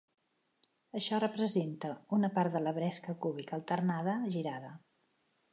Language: Catalan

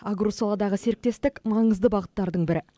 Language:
Kazakh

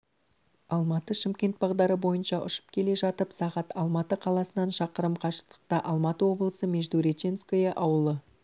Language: Kazakh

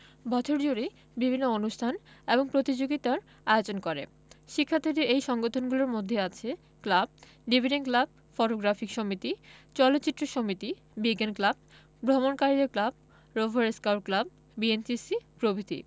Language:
Bangla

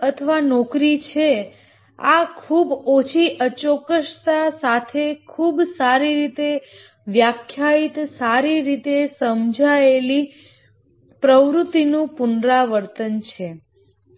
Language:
Gujarati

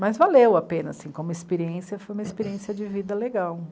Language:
Portuguese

